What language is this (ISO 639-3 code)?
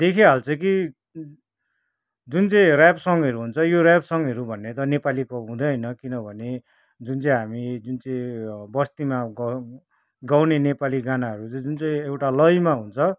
nep